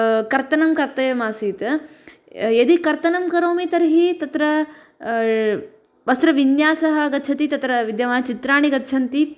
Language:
Sanskrit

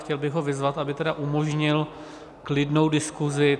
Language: Czech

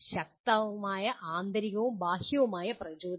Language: Malayalam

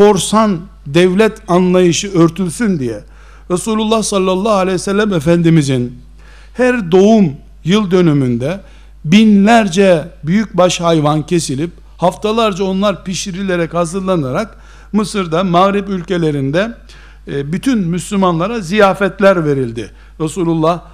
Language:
Turkish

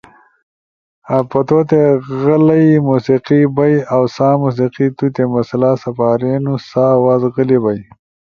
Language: Ushojo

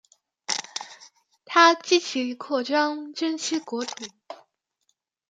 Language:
Chinese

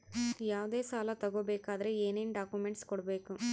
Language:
Kannada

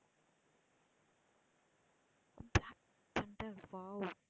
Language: Tamil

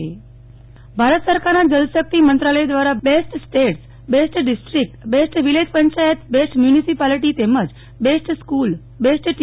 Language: Gujarati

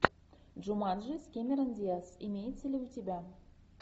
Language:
Russian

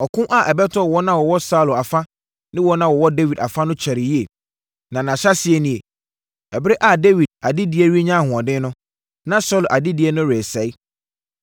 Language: Akan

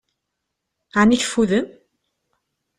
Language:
Kabyle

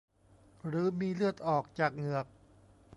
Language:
Thai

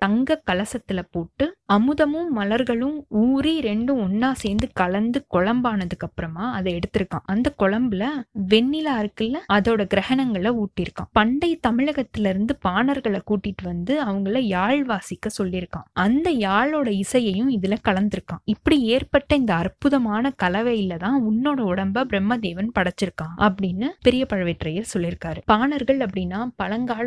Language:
Tamil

